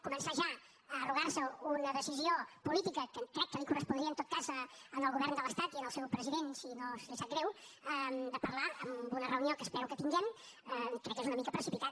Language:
Catalan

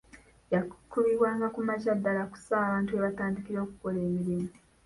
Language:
Ganda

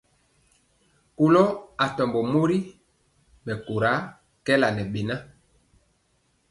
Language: Mpiemo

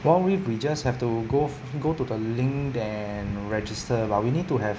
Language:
English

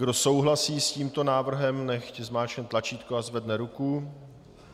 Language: Czech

